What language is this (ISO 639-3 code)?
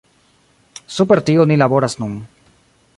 epo